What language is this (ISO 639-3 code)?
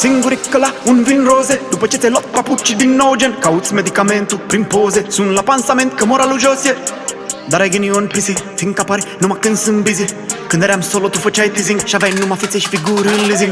vie